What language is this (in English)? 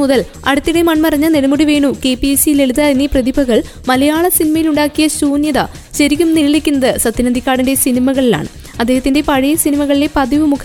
Malayalam